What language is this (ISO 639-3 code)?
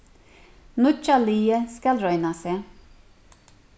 fao